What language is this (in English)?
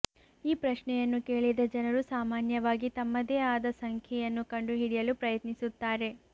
Kannada